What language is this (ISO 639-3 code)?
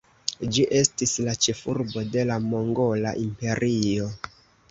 epo